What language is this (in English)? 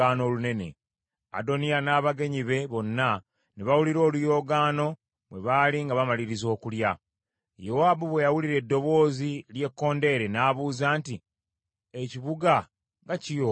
Ganda